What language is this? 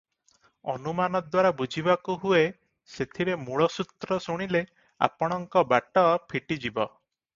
Odia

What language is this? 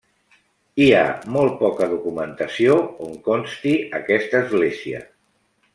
Catalan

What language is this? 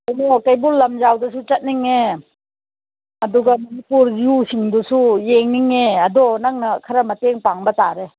Manipuri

